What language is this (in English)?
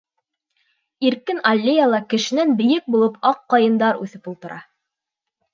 Bashkir